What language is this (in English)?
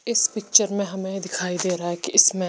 Hindi